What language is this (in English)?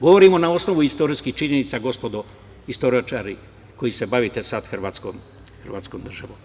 Serbian